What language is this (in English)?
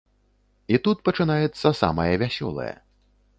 Belarusian